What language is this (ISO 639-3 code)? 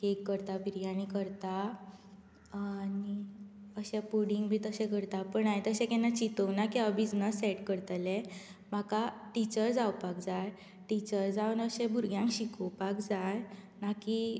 kok